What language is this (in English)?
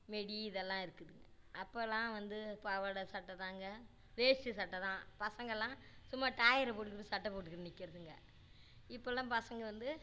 Tamil